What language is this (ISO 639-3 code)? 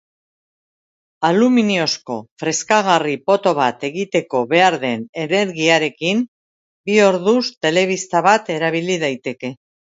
eus